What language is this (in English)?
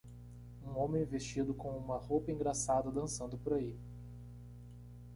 Portuguese